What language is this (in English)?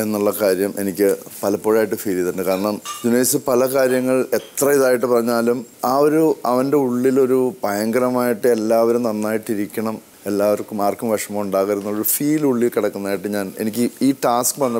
Arabic